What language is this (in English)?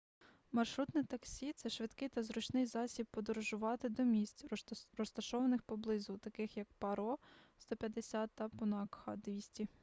Ukrainian